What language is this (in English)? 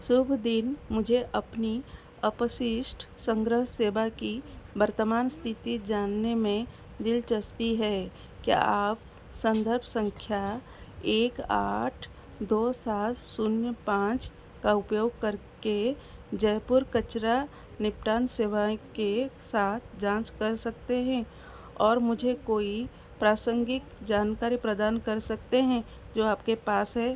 Hindi